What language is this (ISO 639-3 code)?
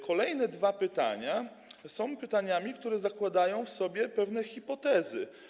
pol